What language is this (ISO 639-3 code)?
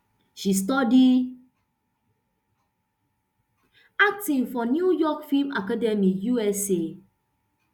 pcm